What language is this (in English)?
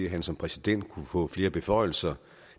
Danish